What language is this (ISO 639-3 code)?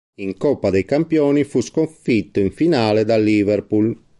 ita